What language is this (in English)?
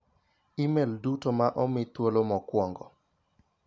Luo (Kenya and Tanzania)